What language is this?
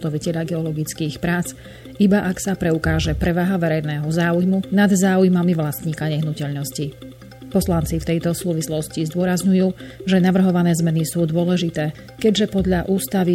Slovak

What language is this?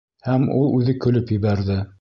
Bashkir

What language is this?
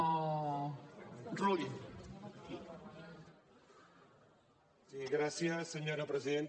Catalan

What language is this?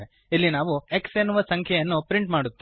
Kannada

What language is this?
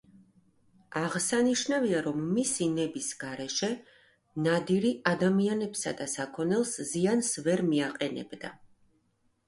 Georgian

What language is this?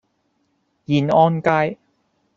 Cantonese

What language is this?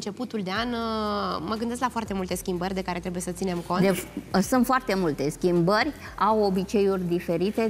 Romanian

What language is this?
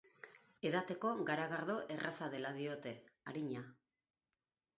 Basque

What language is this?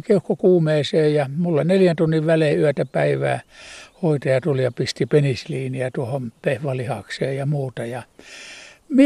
Finnish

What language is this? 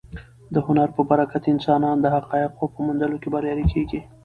Pashto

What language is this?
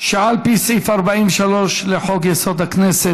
Hebrew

